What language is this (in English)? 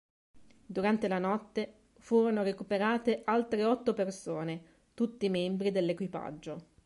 Italian